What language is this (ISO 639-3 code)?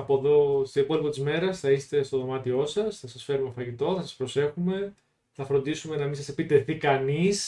ell